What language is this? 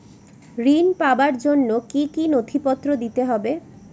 Bangla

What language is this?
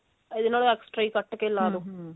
Punjabi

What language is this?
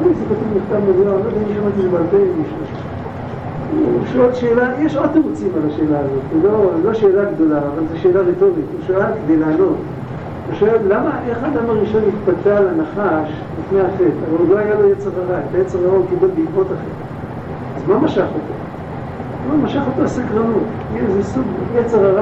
Hebrew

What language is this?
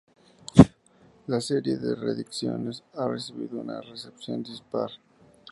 Spanish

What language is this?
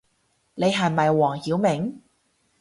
Cantonese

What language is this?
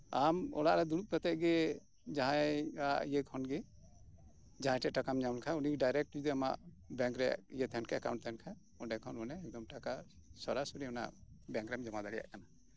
Santali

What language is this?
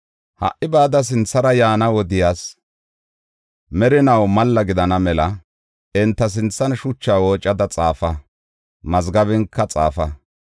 Gofa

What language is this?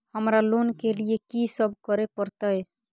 Maithili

